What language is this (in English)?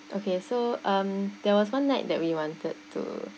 English